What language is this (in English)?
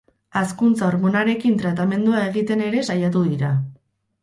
Basque